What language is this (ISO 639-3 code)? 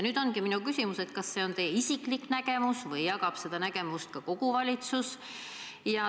est